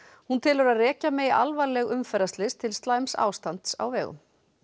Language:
Icelandic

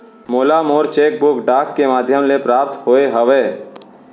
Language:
Chhattisgarhi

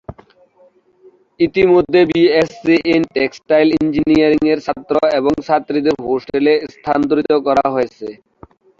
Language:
Bangla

